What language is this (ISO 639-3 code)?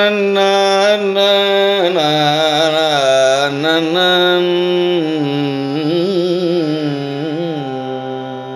ara